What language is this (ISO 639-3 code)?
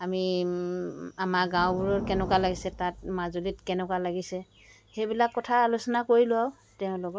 asm